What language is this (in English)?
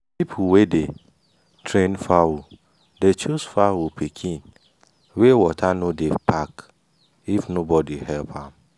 Nigerian Pidgin